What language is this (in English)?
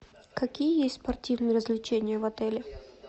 Russian